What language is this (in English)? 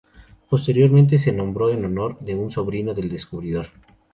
Spanish